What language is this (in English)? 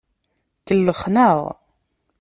Kabyle